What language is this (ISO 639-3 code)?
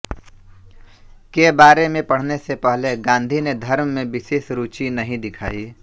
hin